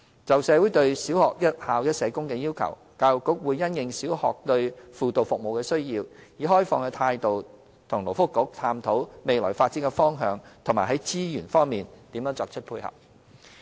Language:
Cantonese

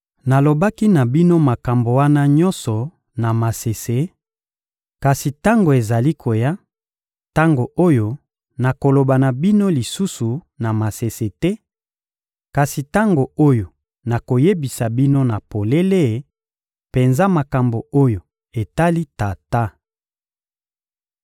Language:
Lingala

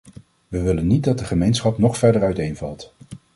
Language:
Dutch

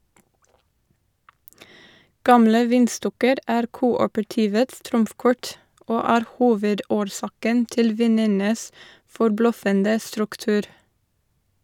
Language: Norwegian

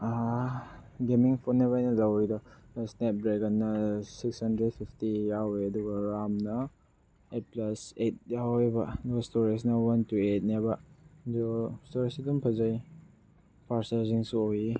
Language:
Manipuri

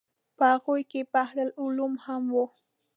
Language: Pashto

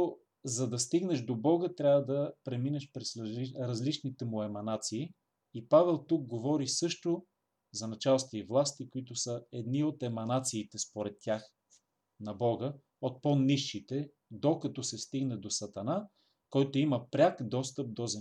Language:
Bulgarian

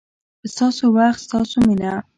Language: Pashto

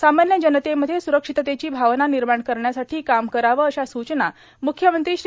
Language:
Marathi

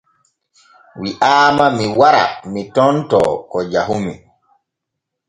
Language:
Borgu Fulfulde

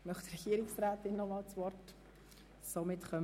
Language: Swiss German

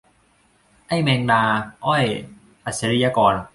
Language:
Thai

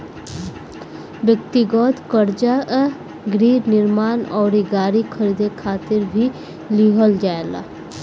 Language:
Bhojpuri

